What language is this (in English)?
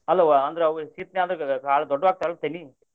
Kannada